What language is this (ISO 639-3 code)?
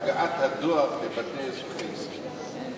heb